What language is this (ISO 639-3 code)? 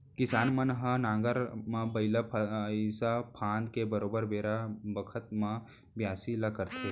hne